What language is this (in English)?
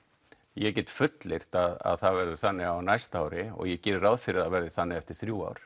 Icelandic